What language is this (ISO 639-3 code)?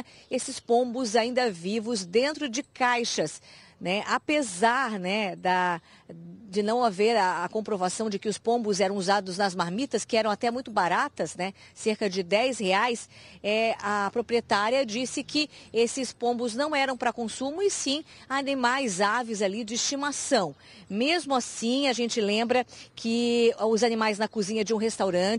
por